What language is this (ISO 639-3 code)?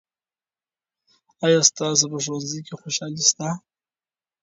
pus